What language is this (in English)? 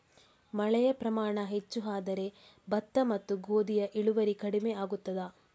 Kannada